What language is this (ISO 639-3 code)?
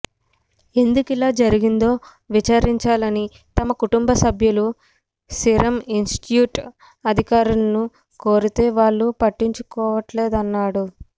tel